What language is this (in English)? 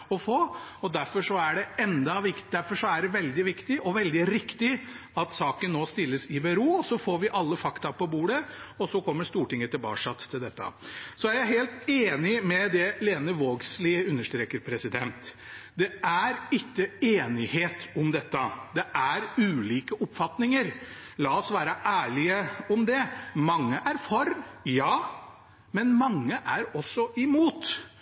Norwegian Bokmål